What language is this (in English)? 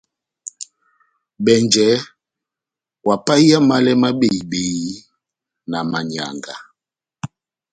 Batanga